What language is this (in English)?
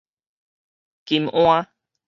Min Nan Chinese